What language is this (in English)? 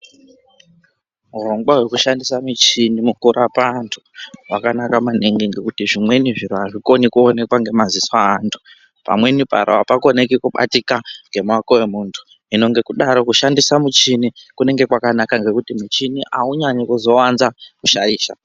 Ndau